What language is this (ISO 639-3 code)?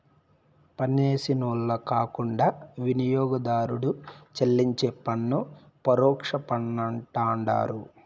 tel